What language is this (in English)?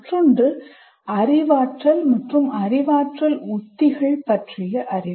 Tamil